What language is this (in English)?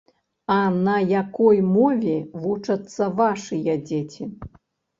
Belarusian